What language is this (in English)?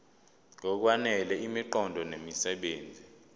Zulu